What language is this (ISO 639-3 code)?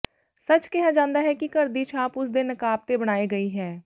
pan